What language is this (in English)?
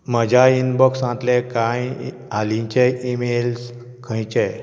Konkani